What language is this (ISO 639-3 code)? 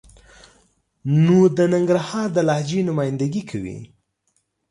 pus